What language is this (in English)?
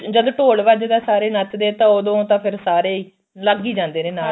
Punjabi